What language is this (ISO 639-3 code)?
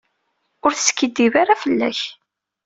kab